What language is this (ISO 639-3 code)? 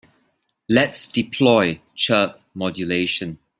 eng